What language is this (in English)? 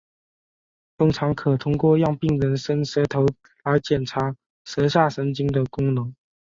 Chinese